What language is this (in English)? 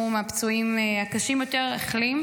Hebrew